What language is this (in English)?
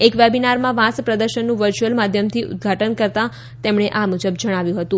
Gujarati